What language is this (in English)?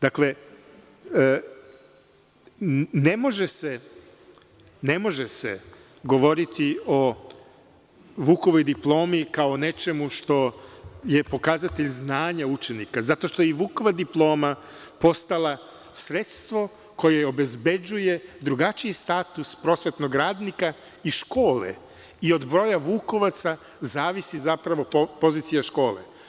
Serbian